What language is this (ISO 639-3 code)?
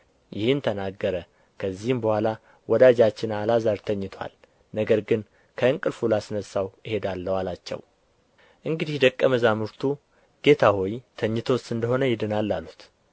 amh